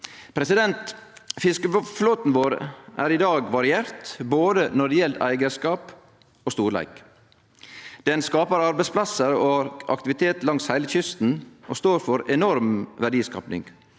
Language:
Norwegian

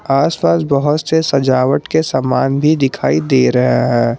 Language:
Hindi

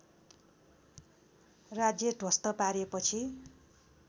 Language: Nepali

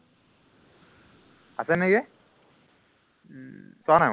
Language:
Assamese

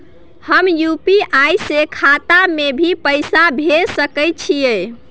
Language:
Maithili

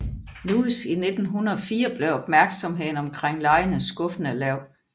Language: Danish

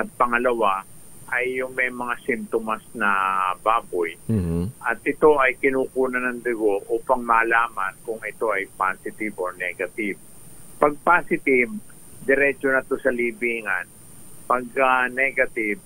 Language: Filipino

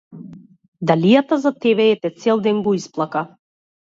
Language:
Macedonian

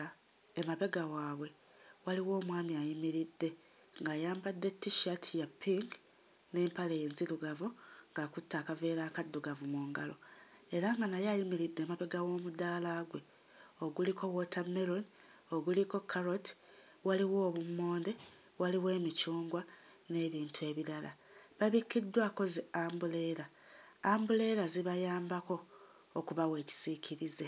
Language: Ganda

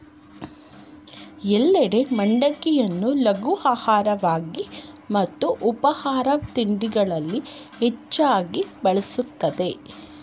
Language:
Kannada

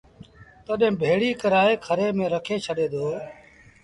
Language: Sindhi Bhil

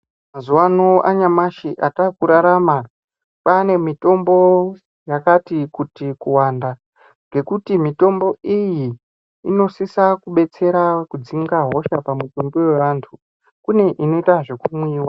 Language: Ndau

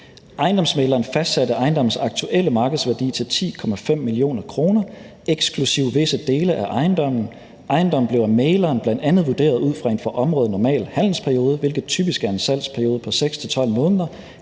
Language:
Danish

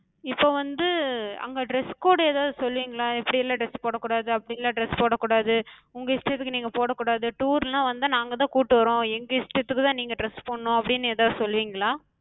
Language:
Tamil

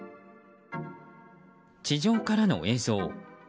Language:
Japanese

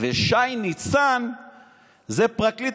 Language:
Hebrew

